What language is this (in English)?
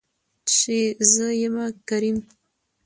Pashto